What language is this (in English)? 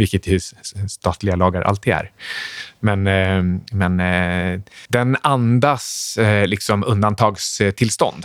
Swedish